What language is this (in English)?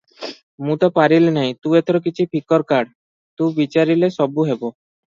Odia